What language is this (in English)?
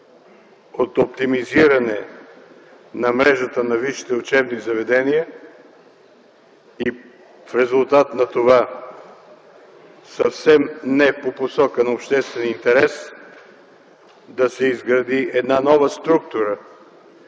Bulgarian